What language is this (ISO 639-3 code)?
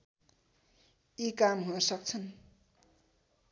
nep